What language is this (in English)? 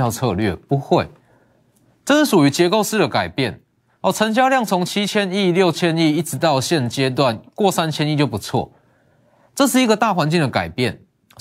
Chinese